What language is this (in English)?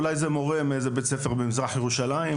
Hebrew